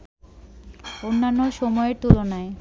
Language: Bangla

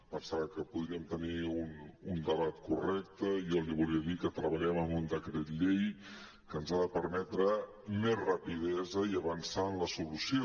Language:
Catalan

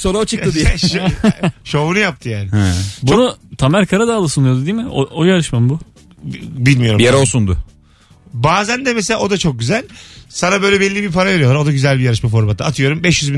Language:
Turkish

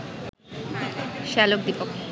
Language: Bangla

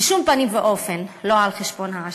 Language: Hebrew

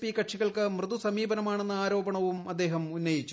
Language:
Malayalam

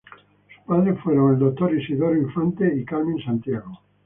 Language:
Spanish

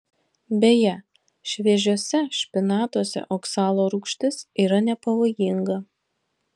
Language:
Lithuanian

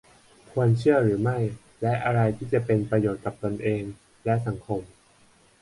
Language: Thai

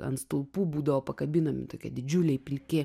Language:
Lithuanian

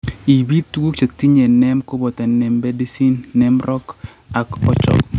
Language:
Kalenjin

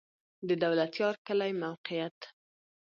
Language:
Pashto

